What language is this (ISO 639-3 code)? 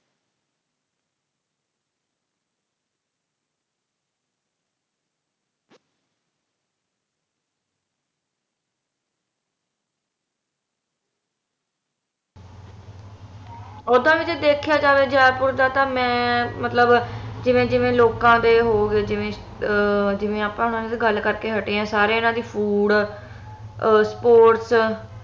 pan